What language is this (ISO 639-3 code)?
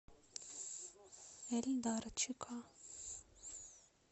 rus